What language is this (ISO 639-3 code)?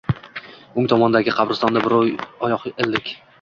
uzb